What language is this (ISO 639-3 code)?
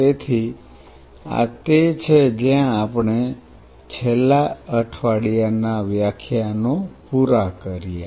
guj